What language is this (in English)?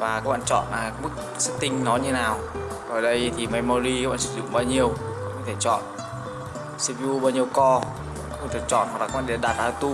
Vietnamese